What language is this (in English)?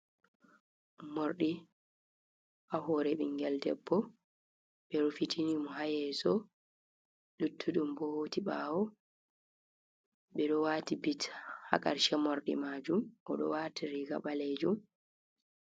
Fula